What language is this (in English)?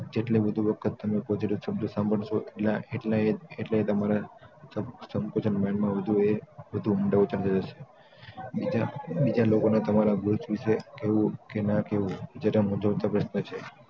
Gujarati